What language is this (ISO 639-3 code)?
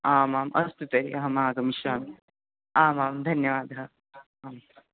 san